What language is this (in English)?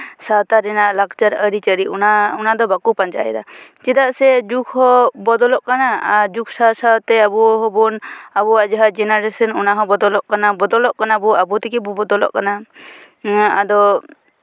Santali